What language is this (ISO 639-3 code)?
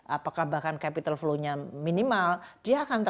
ind